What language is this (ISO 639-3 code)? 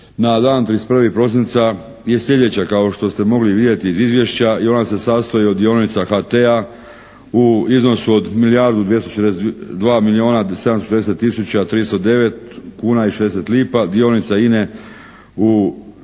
hrv